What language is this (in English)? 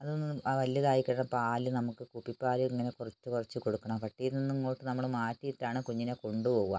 Malayalam